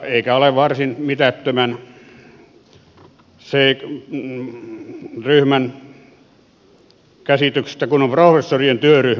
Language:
Finnish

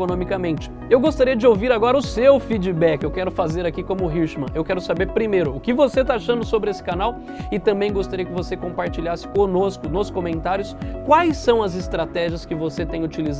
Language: Portuguese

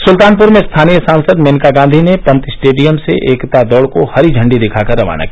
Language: Hindi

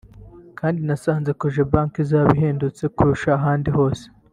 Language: Kinyarwanda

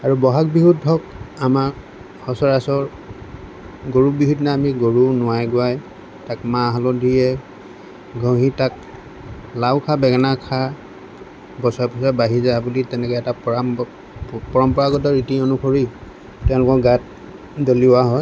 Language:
Assamese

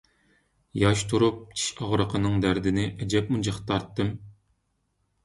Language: Uyghur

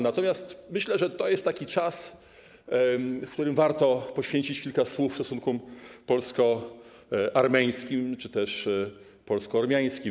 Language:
Polish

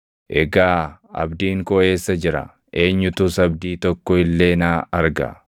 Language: Oromo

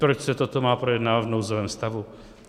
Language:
Czech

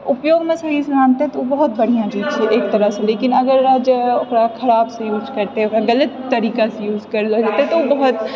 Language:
Maithili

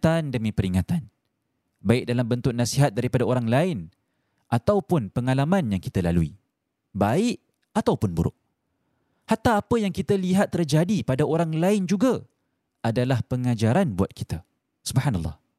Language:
Malay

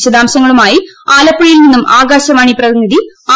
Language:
Malayalam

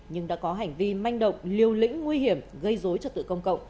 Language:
Vietnamese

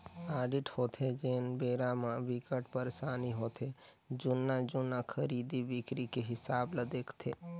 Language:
Chhattisgarhi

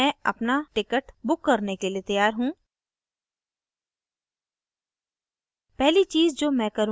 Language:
Hindi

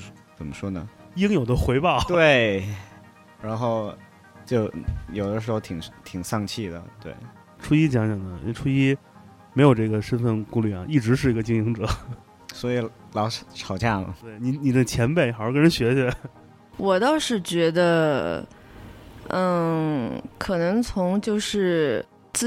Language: Chinese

